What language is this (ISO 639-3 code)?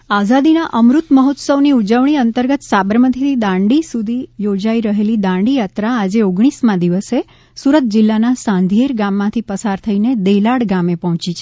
guj